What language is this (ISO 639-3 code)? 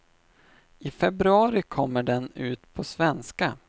swe